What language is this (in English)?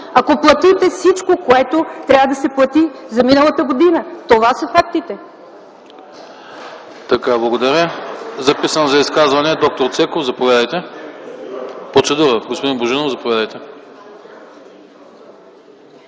Bulgarian